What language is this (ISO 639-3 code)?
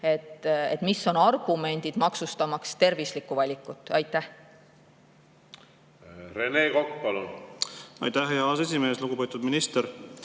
est